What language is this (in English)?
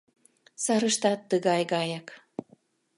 Mari